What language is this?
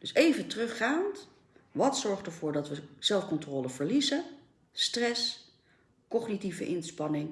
Dutch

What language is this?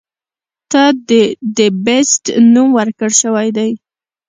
Pashto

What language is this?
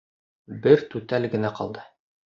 Bashkir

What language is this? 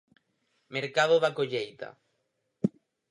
Galician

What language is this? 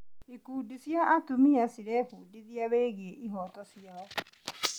Kikuyu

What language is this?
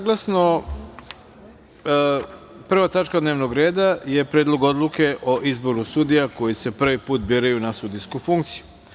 Serbian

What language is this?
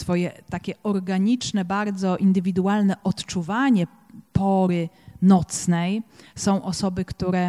Polish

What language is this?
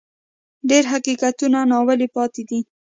Pashto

